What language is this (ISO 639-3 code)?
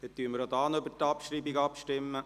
gsw